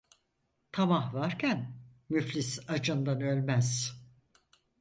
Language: Turkish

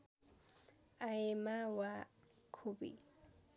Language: Nepali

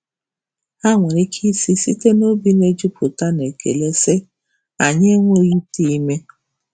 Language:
Igbo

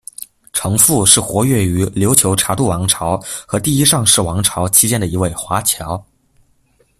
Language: Chinese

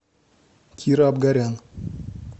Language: Russian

